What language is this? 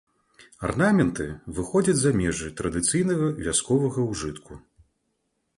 Belarusian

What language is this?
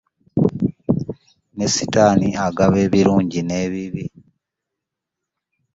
Ganda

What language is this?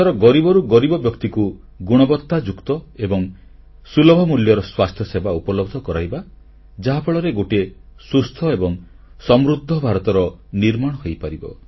Odia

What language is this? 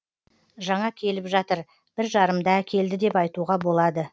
Kazakh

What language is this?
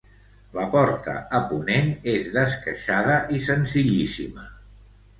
Catalan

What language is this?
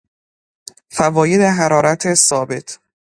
Persian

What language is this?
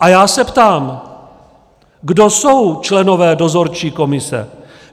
Czech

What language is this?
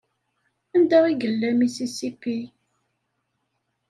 Kabyle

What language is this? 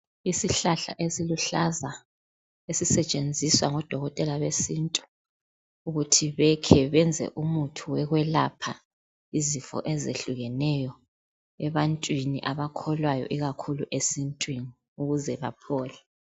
North Ndebele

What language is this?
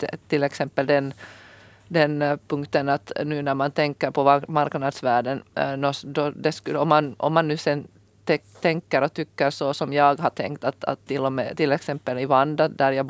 Swedish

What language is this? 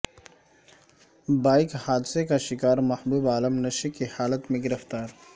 Urdu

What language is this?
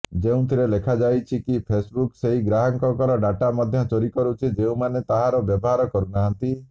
Odia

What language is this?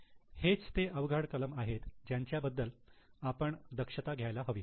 Marathi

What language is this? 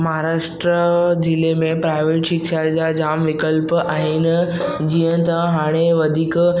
Sindhi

